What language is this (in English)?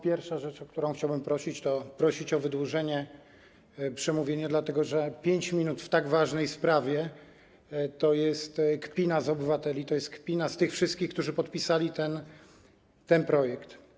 Polish